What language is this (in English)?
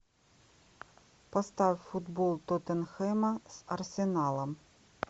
Russian